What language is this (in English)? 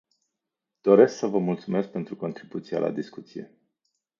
Romanian